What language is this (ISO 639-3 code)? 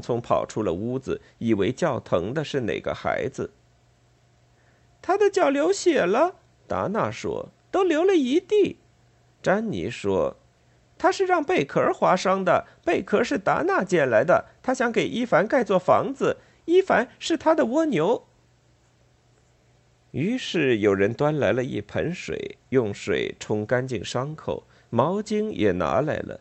zho